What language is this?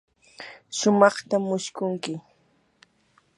Yanahuanca Pasco Quechua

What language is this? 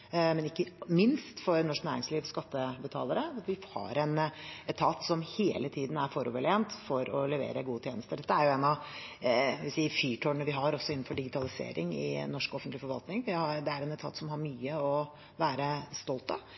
Norwegian Bokmål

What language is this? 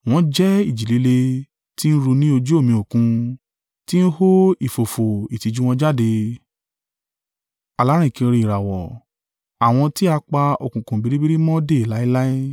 Yoruba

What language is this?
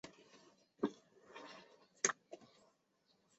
Chinese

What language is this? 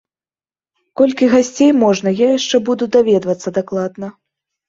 Belarusian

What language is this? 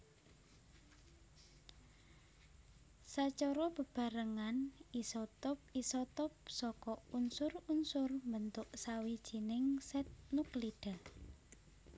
Javanese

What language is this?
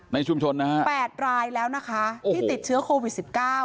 Thai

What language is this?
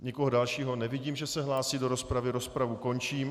Czech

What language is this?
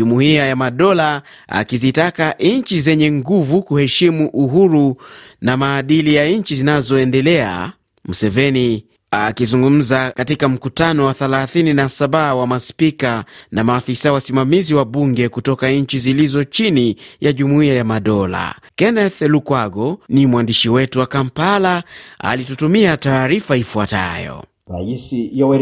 Swahili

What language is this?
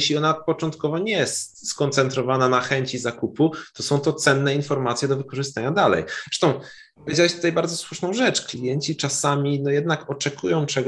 Polish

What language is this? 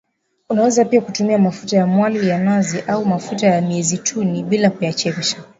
Swahili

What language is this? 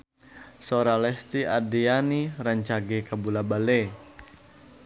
Sundanese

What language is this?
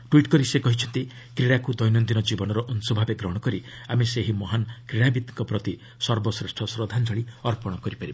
Odia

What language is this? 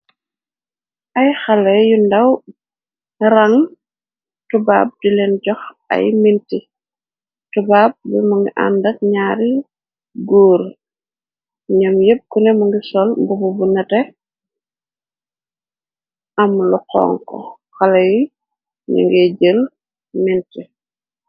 Wolof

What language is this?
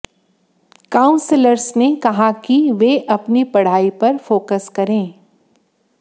Hindi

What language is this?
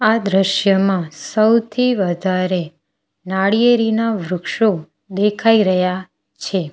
Gujarati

